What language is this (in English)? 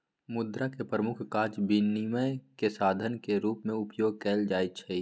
Magahi